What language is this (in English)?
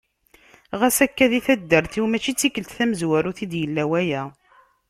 Kabyle